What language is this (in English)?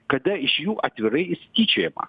Lithuanian